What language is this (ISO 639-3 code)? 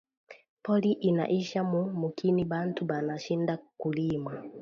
swa